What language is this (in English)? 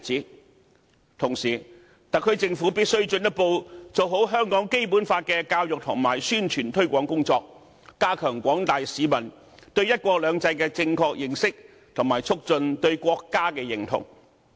Cantonese